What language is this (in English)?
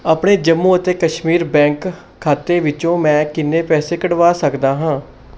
Punjabi